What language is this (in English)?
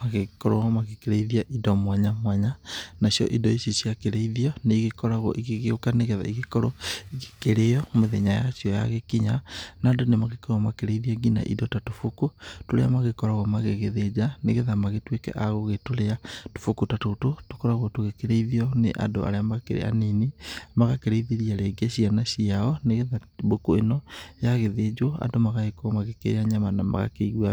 Kikuyu